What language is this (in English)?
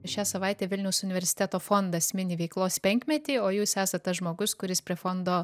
Lithuanian